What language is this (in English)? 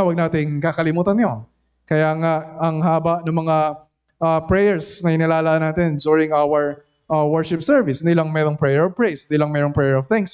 Filipino